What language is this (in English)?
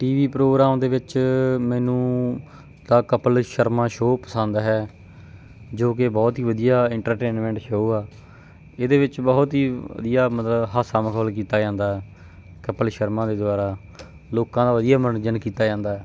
Punjabi